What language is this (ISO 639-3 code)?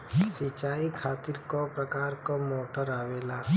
bho